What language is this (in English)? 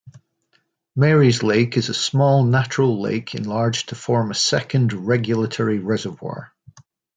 English